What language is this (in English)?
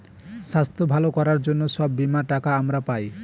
Bangla